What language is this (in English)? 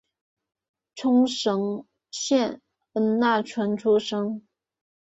Chinese